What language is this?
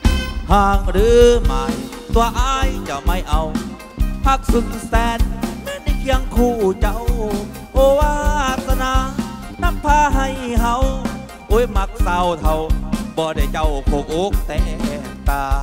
Thai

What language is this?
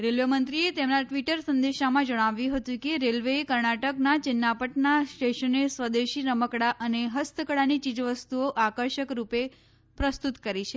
Gujarati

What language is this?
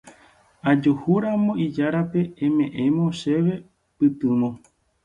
Guarani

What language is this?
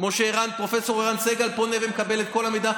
Hebrew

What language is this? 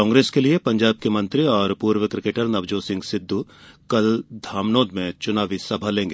Hindi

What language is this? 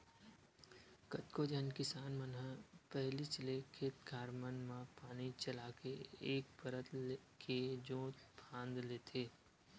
Chhattisgarhi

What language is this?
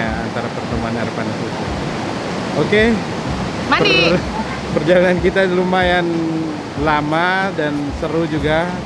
Indonesian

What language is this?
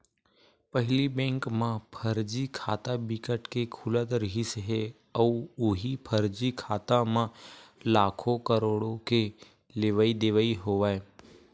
Chhattisgarhi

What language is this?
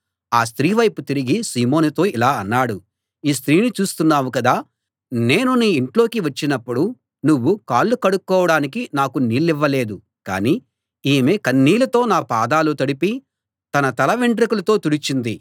Telugu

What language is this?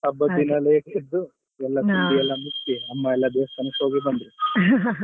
Kannada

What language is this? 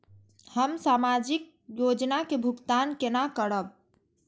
Maithili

